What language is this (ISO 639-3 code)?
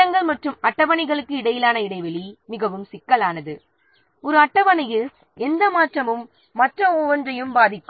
tam